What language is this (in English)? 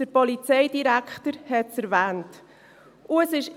Swiss German